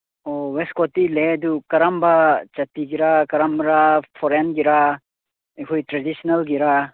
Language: Manipuri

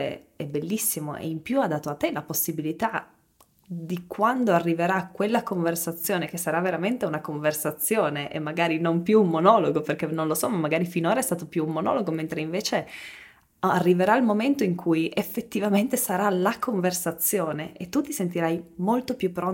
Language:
Italian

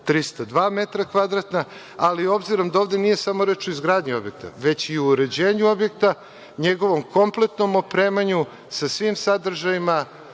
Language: Serbian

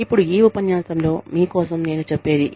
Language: Telugu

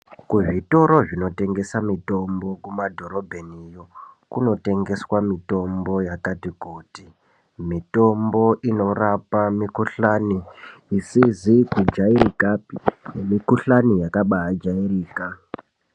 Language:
Ndau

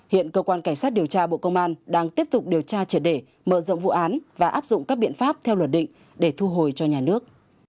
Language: Vietnamese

